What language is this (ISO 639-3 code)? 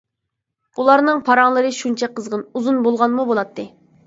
uig